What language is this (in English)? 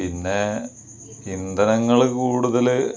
Malayalam